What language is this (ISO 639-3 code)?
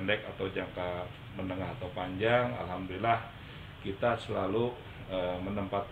ind